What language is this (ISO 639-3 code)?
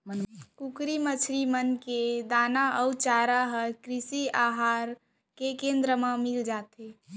hne